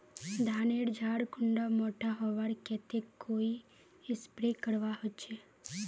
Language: Magahi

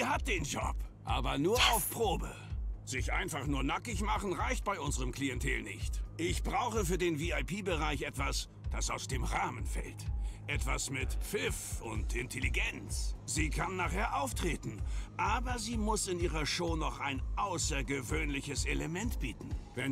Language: German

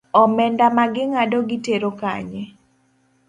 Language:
Luo (Kenya and Tanzania)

